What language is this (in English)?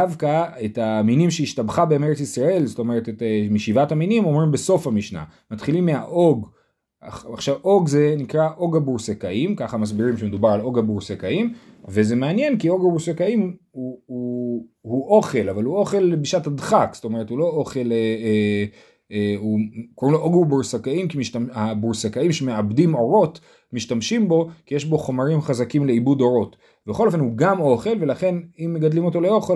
Hebrew